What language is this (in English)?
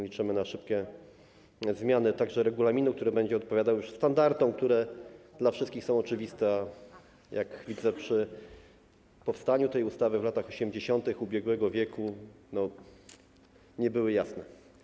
Polish